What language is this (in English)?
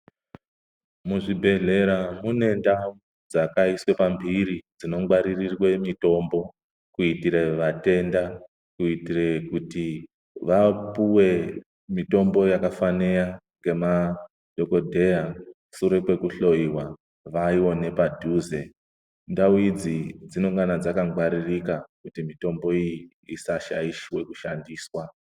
Ndau